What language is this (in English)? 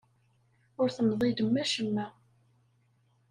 Kabyle